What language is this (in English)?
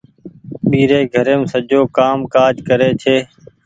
Goaria